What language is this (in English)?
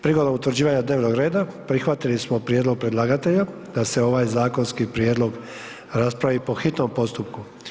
Croatian